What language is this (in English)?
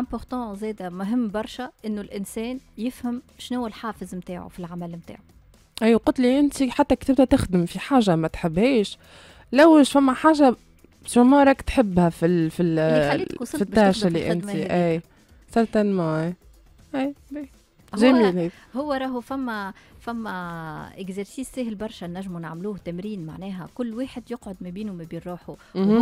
Arabic